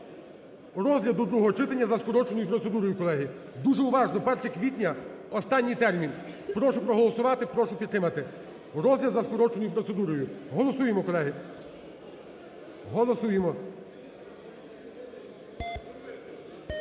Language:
Ukrainian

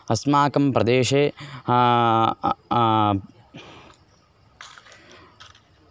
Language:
Sanskrit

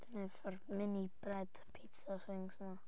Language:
Welsh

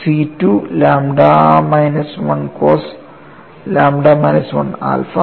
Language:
Malayalam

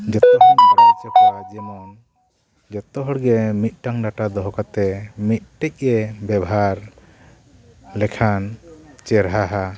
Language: Santali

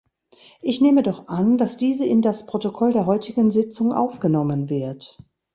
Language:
German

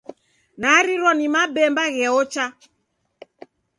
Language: Taita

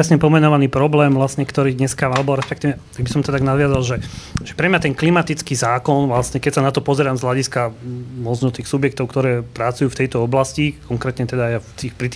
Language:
Slovak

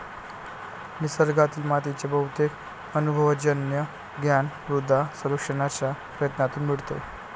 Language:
Marathi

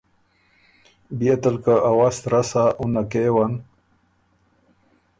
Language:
Ormuri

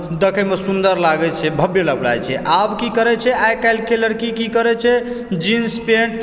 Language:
Maithili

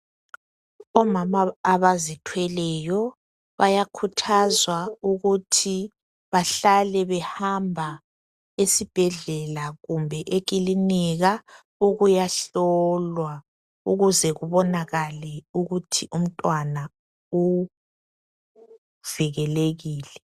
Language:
North Ndebele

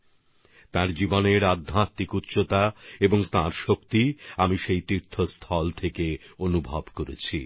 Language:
Bangla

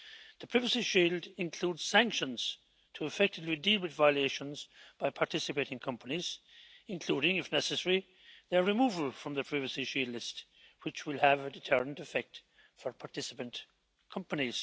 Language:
English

